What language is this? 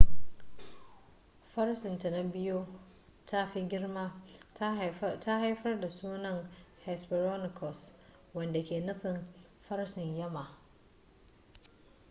Hausa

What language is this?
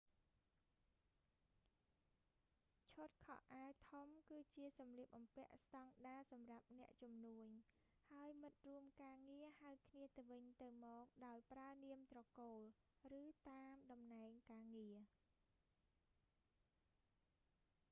Khmer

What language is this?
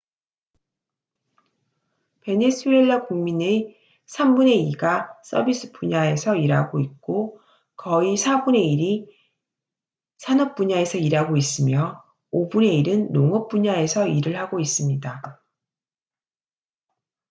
Korean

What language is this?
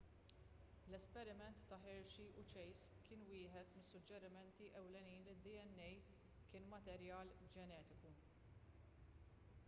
Maltese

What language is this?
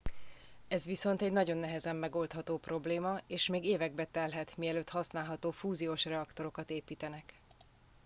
Hungarian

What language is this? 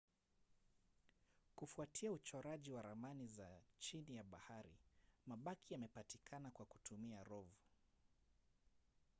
Swahili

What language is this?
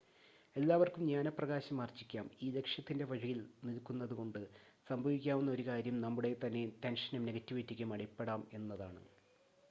Malayalam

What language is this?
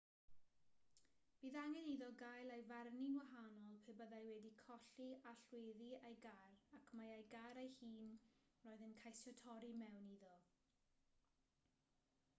Welsh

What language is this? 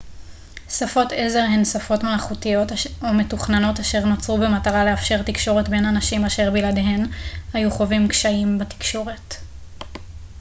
Hebrew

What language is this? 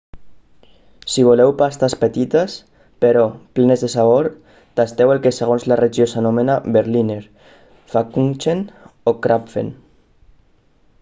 Catalan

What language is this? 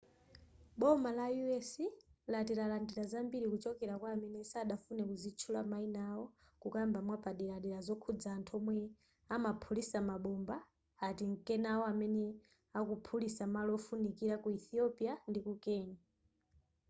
Nyanja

